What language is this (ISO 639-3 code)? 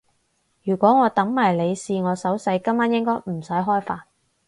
yue